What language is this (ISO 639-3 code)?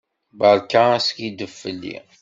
kab